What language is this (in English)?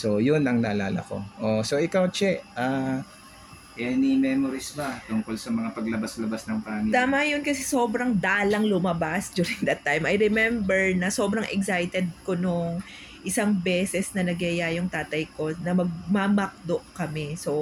Filipino